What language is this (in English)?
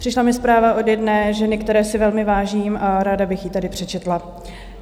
Czech